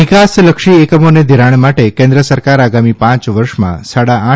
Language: Gujarati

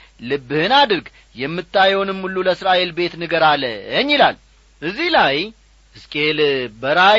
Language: Amharic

